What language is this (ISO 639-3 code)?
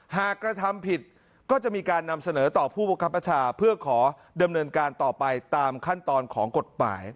tha